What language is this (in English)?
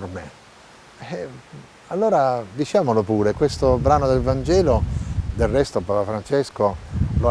Italian